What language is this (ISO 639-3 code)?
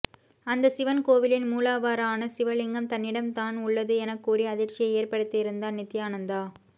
tam